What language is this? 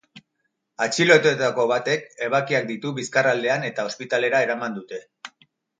Basque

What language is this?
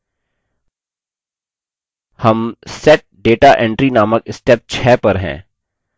Hindi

